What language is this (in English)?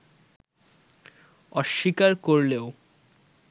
Bangla